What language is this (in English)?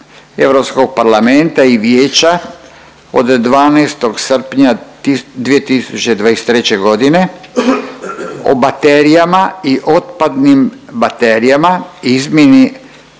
Croatian